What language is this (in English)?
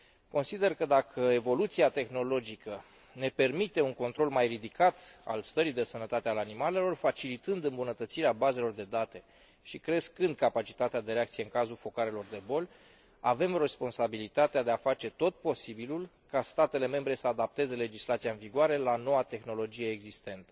Romanian